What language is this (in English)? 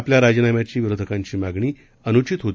Marathi